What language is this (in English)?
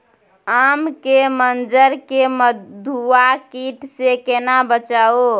Maithili